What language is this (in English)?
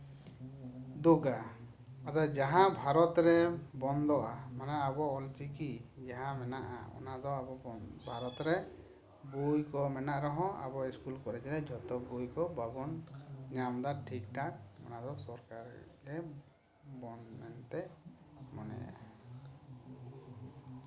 Santali